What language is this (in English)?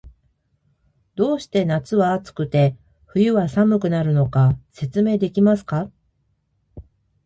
Japanese